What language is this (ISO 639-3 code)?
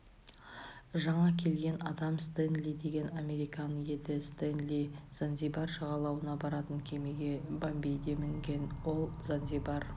kaz